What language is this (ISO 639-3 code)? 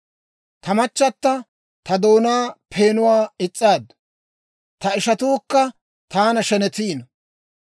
dwr